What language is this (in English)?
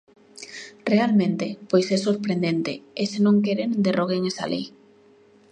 Galician